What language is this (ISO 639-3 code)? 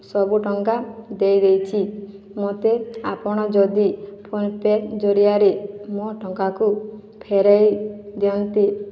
ori